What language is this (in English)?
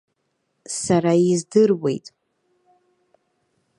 Abkhazian